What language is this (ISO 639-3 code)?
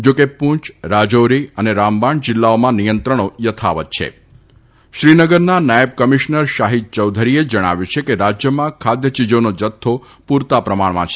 guj